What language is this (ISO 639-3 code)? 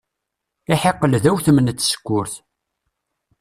kab